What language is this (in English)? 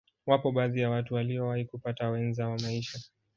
Swahili